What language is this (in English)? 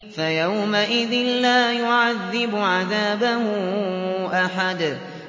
Arabic